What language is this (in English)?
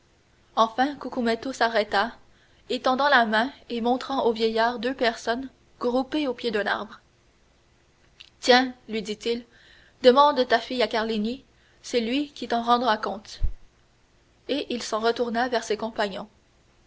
French